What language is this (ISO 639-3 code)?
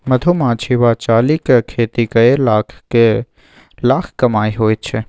mai